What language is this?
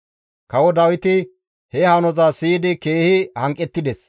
Gamo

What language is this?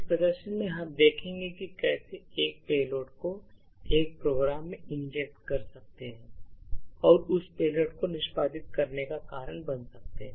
Hindi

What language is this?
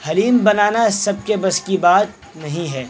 Urdu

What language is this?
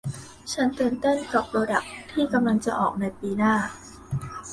Thai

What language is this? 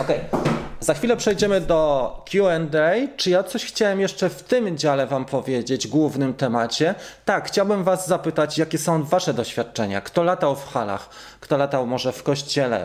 Polish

